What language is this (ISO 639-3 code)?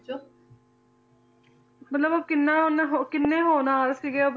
pan